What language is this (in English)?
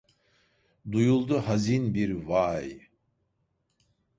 Turkish